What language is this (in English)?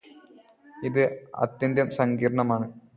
Malayalam